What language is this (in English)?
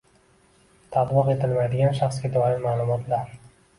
Uzbek